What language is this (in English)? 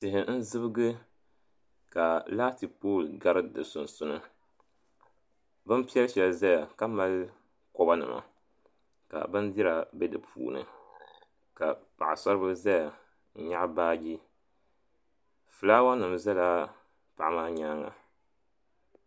Dagbani